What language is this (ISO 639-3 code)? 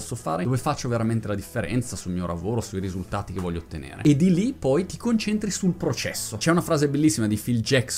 ita